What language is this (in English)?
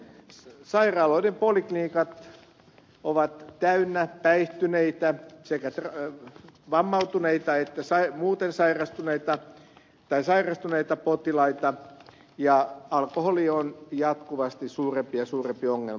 Finnish